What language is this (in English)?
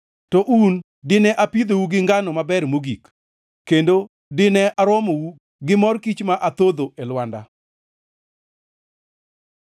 Luo (Kenya and Tanzania)